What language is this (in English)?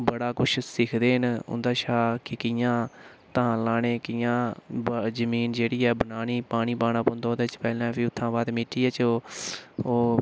Dogri